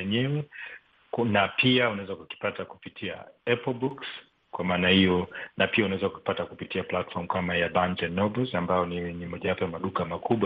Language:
Swahili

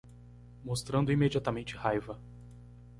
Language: Portuguese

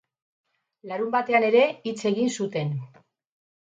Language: Basque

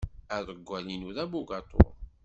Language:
Kabyle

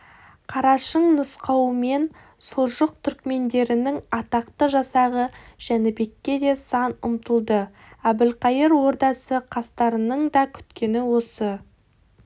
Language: Kazakh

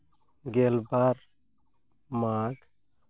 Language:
Santali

